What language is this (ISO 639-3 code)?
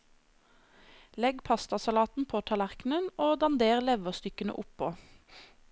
nor